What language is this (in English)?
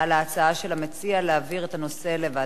Hebrew